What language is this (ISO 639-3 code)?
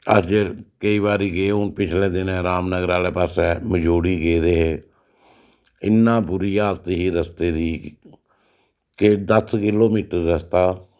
doi